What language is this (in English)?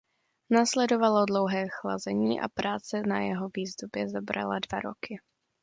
Czech